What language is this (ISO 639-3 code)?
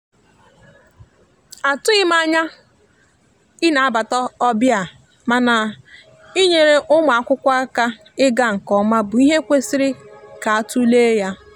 ibo